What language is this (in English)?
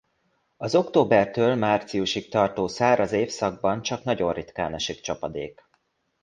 Hungarian